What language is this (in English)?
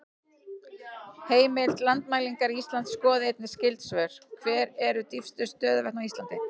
Icelandic